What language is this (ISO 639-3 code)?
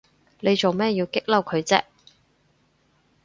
yue